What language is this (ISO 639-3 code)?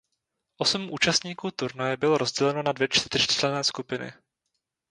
ces